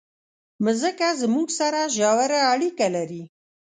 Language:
Pashto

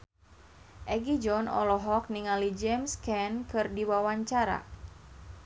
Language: Sundanese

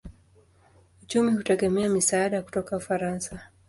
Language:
Swahili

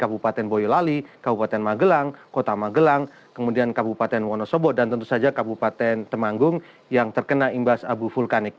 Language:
Indonesian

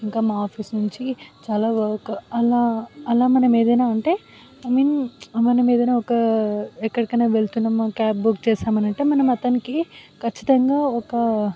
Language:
Telugu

